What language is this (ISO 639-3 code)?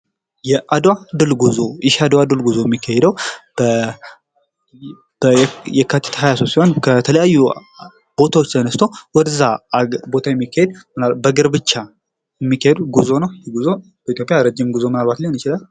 amh